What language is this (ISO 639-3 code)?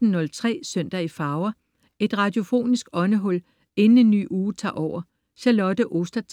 dan